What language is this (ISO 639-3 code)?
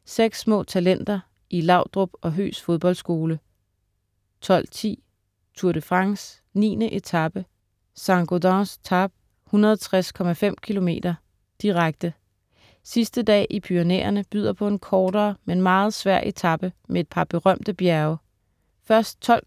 dan